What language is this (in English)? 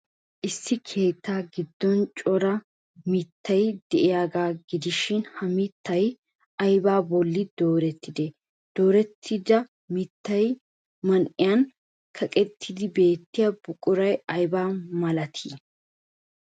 Wolaytta